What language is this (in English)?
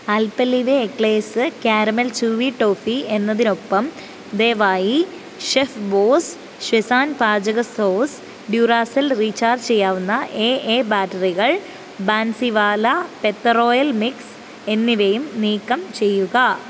Malayalam